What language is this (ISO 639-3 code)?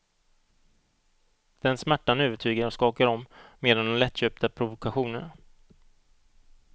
swe